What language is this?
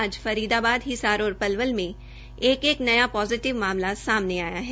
Hindi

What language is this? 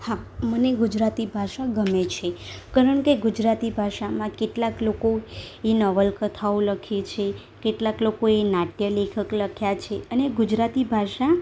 Gujarati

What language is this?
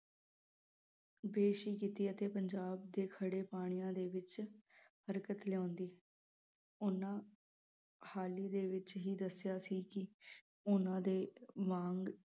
Punjabi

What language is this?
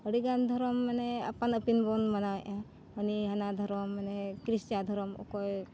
Santali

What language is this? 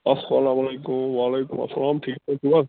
Kashmiri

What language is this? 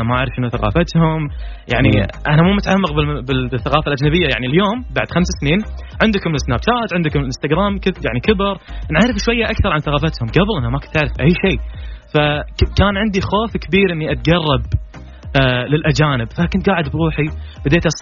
Arabic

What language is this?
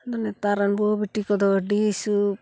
Santali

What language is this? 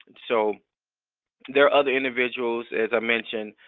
English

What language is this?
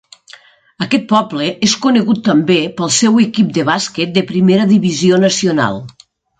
Catalan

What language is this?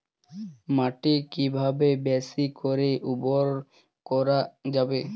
Bangla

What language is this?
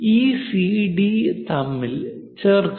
Malayalam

